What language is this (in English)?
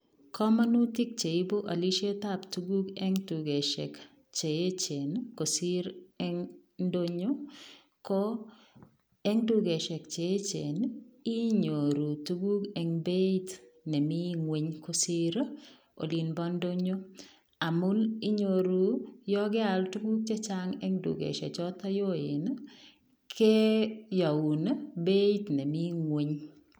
Kalenjin